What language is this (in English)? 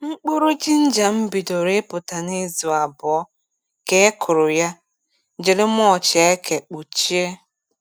Igbo